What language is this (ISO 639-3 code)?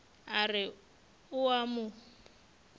nso